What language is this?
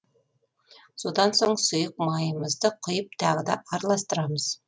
Kazakh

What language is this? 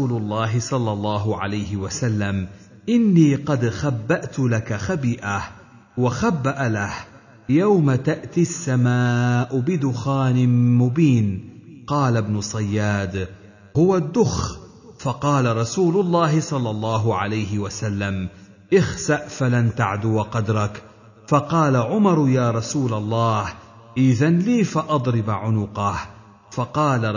Arabic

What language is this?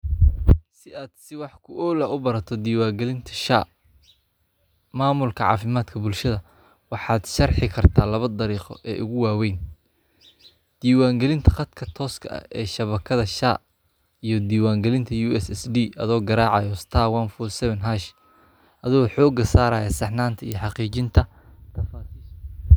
Somali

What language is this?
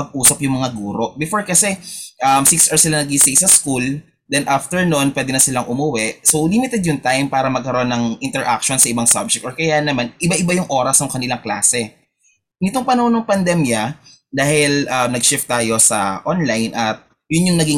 Filipino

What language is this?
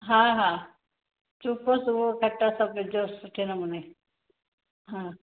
Sindhi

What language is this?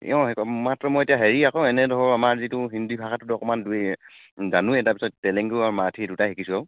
Assamese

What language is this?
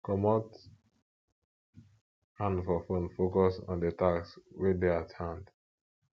Nigerian Pidgin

